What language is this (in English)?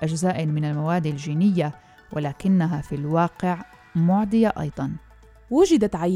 Arabic